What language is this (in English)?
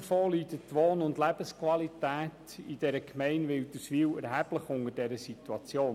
Swiss German